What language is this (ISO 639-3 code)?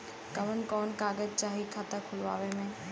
bho